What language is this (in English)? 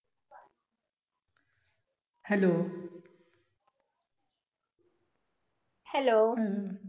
Marathi